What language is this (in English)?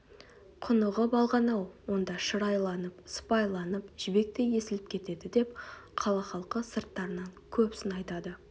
Kazakh